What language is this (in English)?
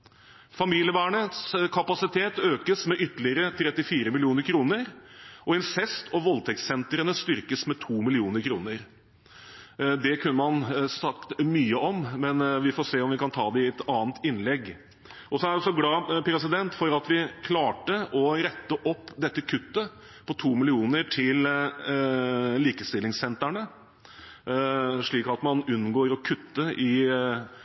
Norwegian Bokmål